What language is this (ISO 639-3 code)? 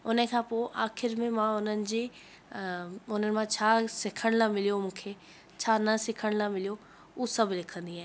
snd